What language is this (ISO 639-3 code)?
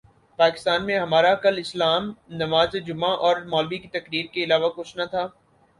urd